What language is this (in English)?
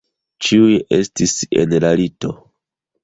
Esperanto